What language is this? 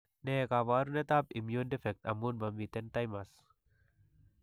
Kalenjin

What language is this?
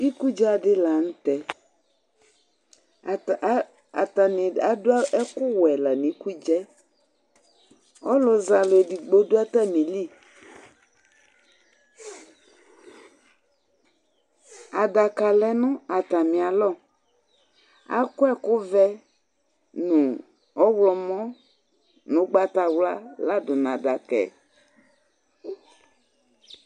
Ikposo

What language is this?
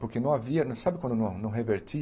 Portuguese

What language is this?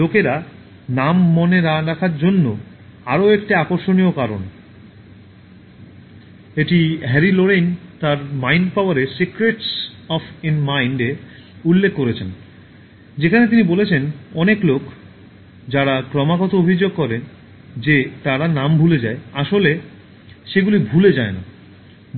Bangla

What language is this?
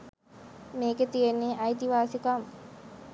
Sinhala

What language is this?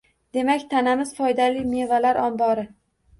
Uzbek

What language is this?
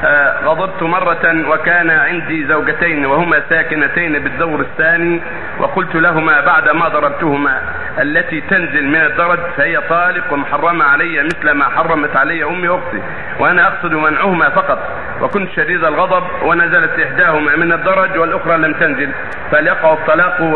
Arabic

